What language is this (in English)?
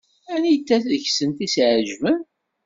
Kabyle